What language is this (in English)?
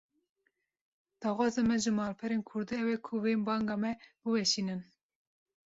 Kurdish